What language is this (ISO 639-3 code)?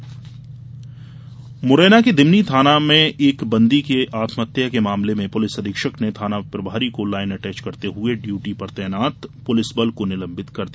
hin